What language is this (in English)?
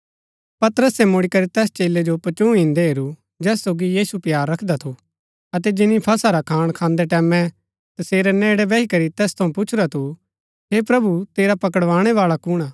Gaddi